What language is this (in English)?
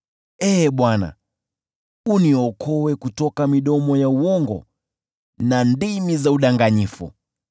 Swahili